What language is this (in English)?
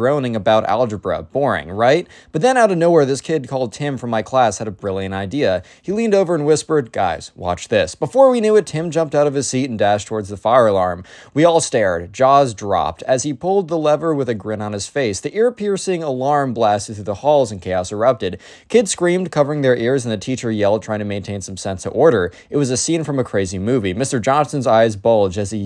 English